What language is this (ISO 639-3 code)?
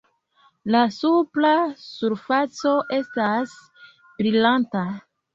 epo